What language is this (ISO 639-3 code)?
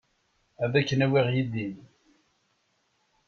kab